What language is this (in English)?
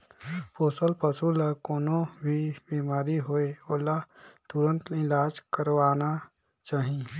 Chhattisgarhi